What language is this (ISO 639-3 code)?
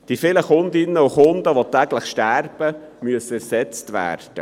gsw